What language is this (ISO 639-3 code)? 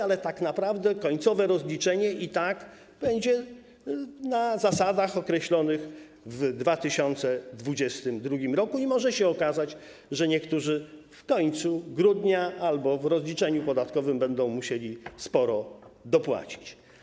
pol